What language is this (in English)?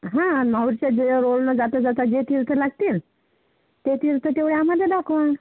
Marathi